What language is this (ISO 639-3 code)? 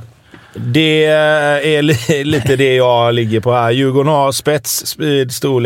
swe